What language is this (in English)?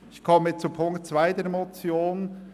Swiss German